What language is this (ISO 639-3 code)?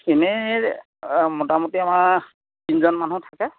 asm